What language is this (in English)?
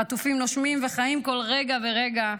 Hebrew